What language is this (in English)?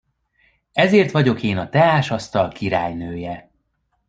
Hungarian